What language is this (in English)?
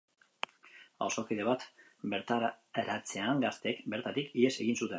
Basque